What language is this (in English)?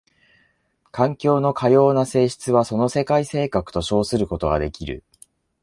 Japanese